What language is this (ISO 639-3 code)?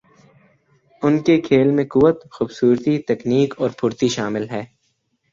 urd